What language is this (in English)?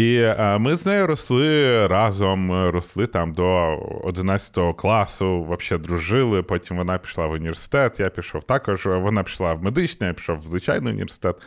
Ukrainian